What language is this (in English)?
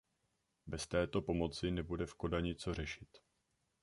Czech